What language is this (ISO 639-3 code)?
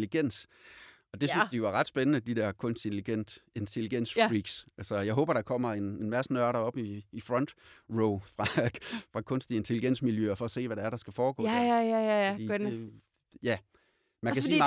dan